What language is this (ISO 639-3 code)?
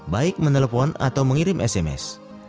ind